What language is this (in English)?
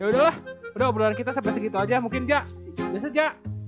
Indonesian